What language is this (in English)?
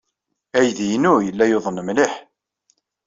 Kabyle